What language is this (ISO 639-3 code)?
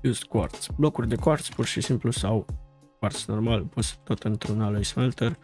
ron